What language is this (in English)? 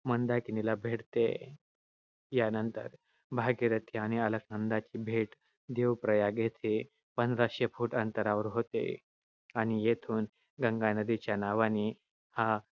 Marathi